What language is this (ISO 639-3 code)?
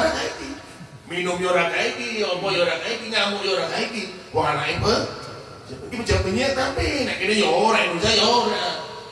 ind